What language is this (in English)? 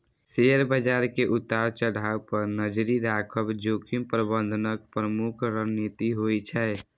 Maithili